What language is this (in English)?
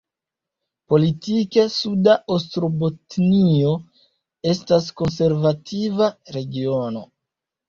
Esperanto